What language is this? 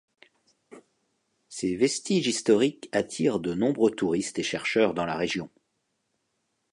French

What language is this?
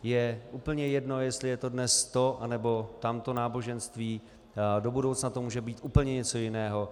Czech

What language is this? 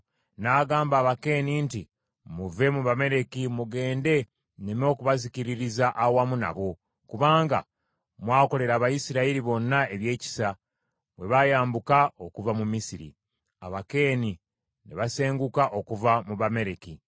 Ganda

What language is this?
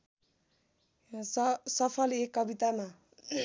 Nepali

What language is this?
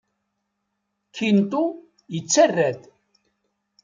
Kabyle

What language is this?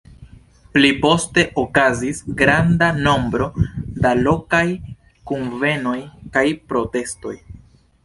Esperanto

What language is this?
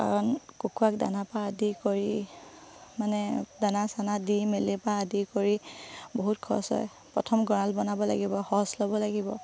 Assamese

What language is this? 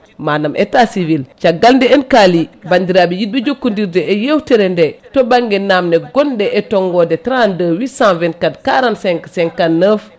Fula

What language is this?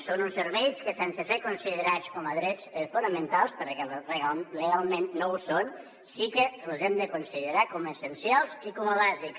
Catalan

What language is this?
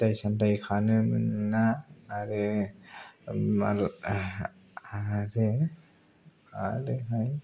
Bodo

